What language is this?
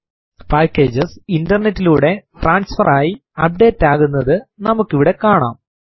Malayalam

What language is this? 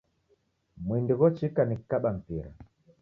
Taita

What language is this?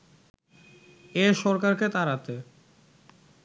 Bangla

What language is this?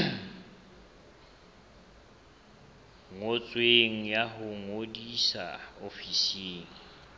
Southern Sotho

